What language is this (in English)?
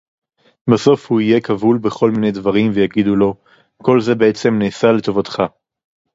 Hebrew